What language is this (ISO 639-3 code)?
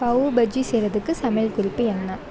tam